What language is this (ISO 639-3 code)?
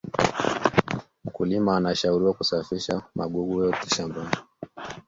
swa